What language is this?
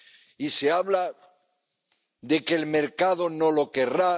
Spanish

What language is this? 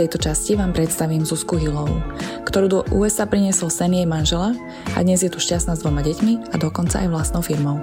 Slovak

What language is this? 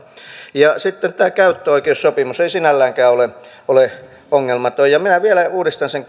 Finnish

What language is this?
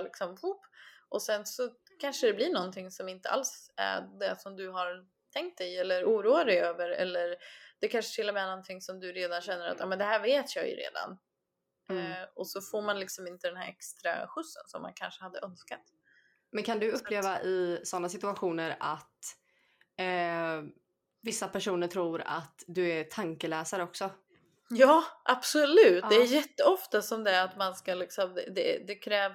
Swedish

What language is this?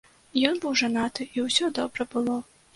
Belarusian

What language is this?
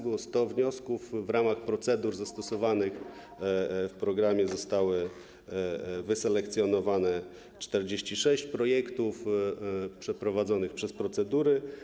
Polish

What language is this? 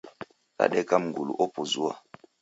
Taita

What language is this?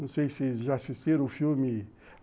Portuguese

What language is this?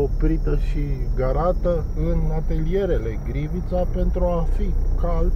Romanian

